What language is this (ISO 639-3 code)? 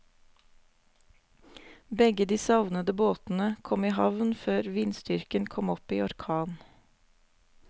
nor